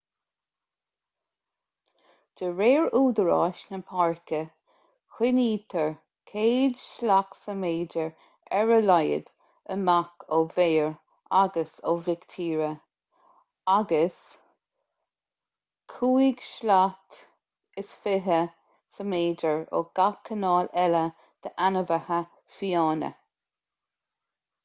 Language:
Irish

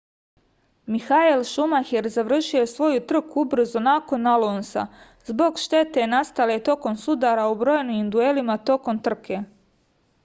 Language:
Serbian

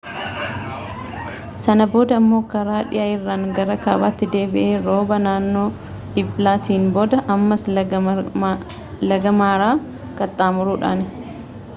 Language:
Oromo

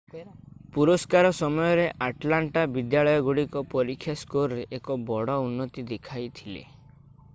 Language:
Odia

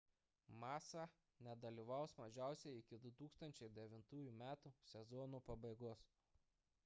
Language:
Lithuanian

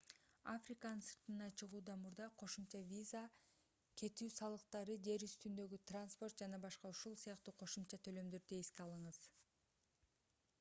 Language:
Kyrgyz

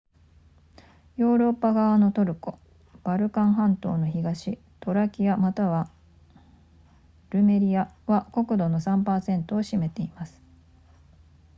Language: Japanese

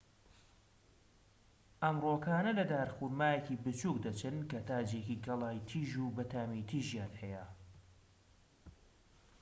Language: Central Kurdish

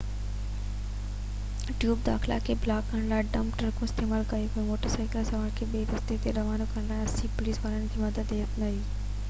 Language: Sindhi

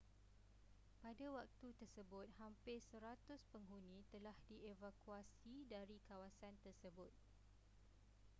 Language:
Malay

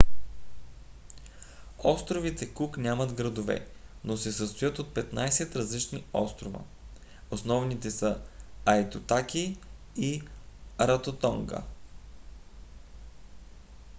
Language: Bulgarian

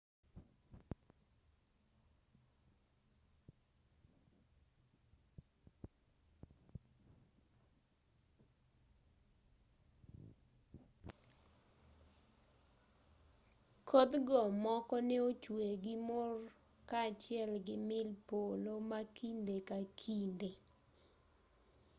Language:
Luo (Kenya and Tanzania)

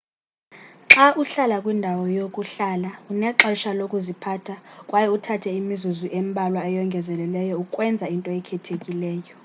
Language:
Xhosa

